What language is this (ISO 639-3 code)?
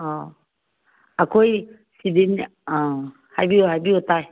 mni